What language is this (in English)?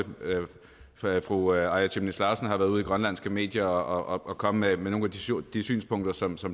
Danish